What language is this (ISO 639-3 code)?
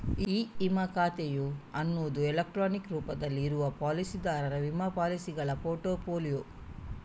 kan